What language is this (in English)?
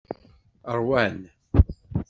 Kabyle